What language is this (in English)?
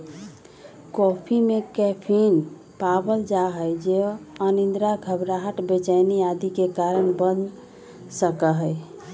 Magahi